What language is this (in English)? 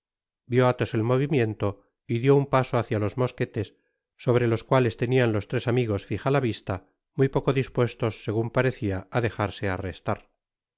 Spanish